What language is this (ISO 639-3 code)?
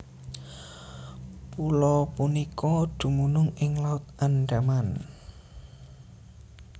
jav